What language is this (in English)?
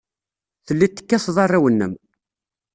Kabyle